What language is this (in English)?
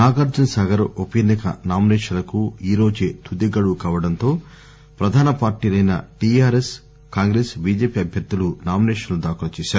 Telugu